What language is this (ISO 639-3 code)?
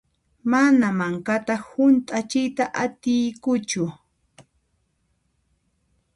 qxp